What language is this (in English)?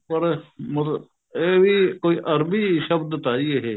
Punjabi